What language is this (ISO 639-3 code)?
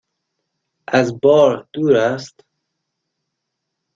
fas